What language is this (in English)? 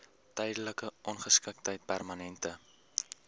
Afrikaans